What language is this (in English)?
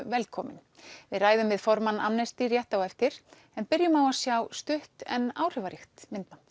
Icelandic